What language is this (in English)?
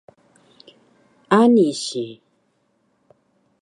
Taroko